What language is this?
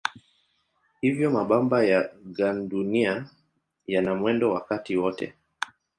Swahili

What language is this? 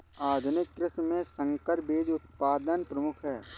Hindi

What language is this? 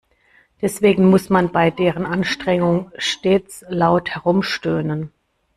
German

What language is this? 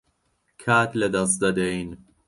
Central Kurdish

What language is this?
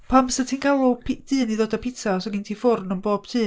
Welsh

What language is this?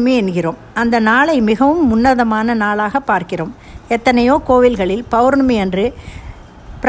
Tamil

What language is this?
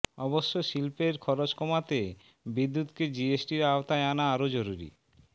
Bangla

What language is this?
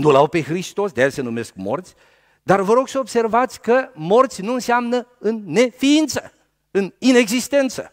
Romanian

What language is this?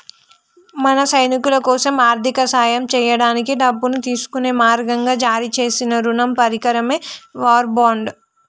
Telugu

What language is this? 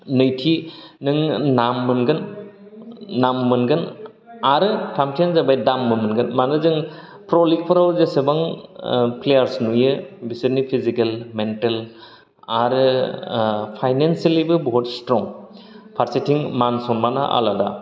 Bodo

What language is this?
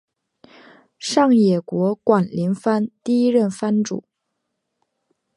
Chinese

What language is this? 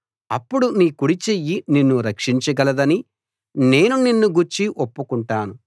Telugu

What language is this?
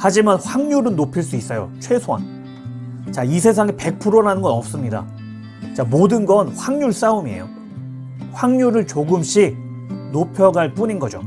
Korean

